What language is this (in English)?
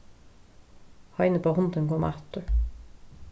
Faroese